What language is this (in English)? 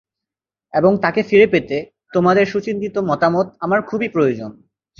Bangla